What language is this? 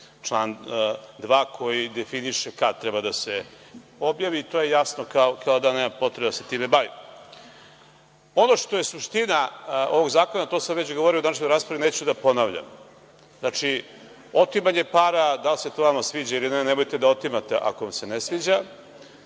Serbian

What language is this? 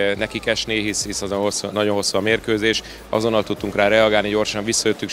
Hungarian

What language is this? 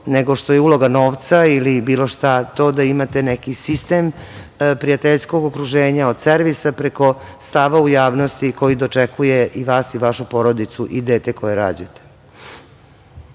Serbian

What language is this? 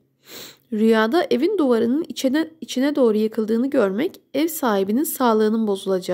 Turkish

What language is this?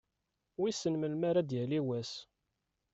Kabyle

